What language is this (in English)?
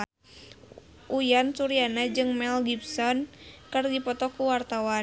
Sundanese